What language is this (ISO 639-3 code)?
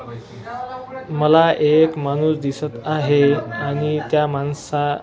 mar